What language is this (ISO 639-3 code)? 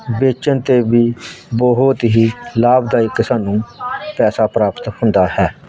pan